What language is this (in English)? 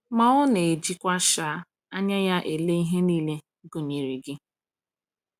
Igbo